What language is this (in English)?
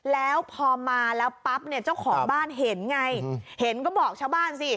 Thai